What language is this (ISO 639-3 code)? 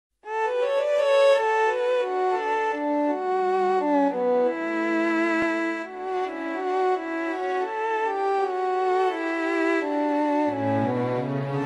vie